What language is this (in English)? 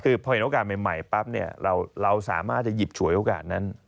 Thai